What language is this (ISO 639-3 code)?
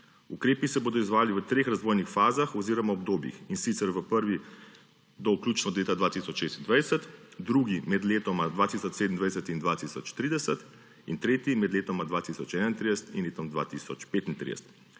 slv